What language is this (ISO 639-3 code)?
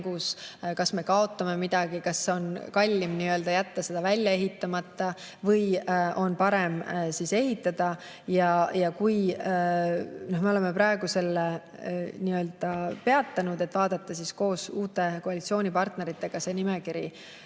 est